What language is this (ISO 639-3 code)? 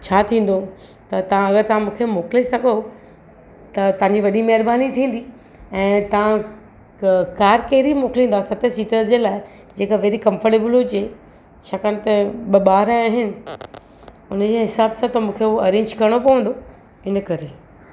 snd